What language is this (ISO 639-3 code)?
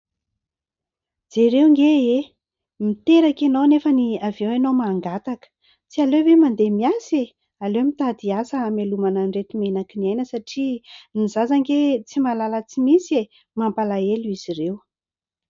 mlg